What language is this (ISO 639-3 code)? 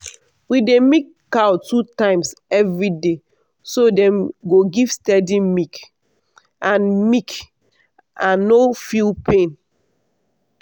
pcm